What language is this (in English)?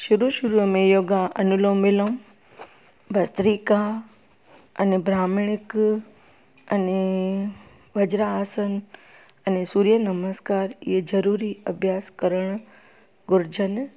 Sindhi